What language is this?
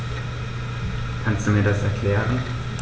German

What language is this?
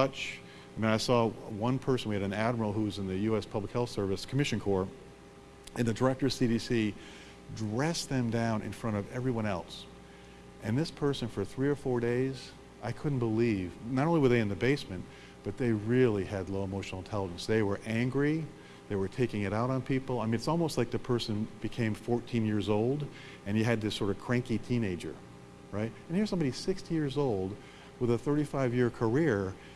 English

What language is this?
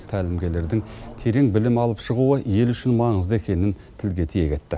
Kazakh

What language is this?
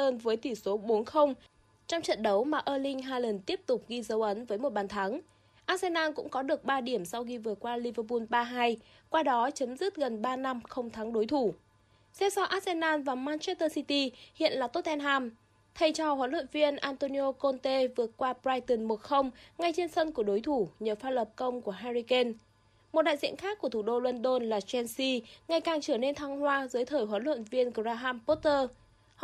Vietnamese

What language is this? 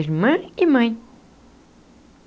Portuguese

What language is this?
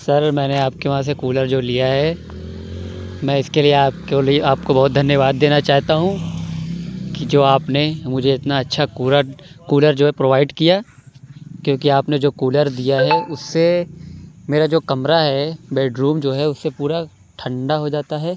Urdu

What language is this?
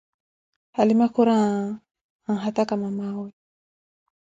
Koti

